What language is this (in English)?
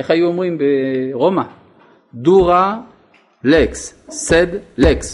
Hebrew